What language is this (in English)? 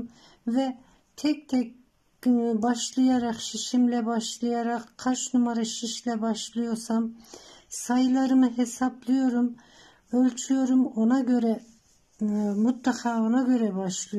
Turkish